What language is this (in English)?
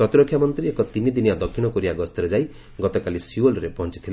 Odia